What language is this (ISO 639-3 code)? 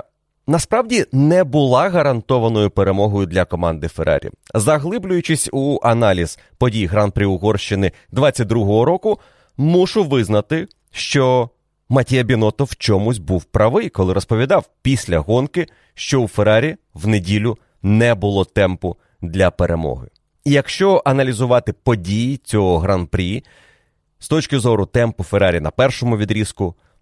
ukr